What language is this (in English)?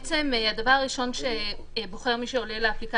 Hebrew